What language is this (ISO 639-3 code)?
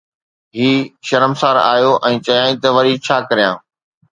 snd